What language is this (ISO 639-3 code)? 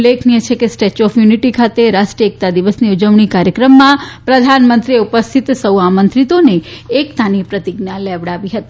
guj